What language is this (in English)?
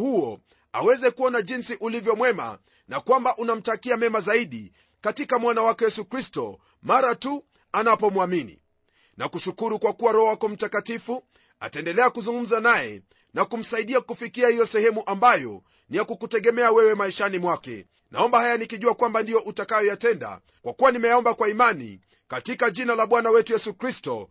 Swahili